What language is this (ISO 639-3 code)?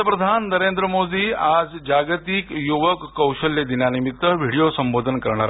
mar